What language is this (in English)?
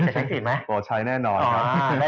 Thai